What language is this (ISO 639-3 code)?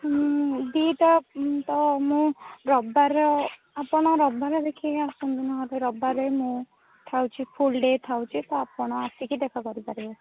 ori